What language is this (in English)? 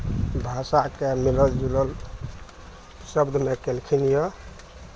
Maithili